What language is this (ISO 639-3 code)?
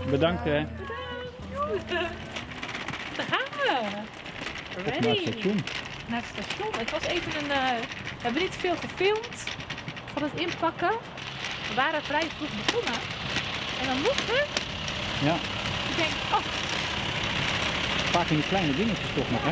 nld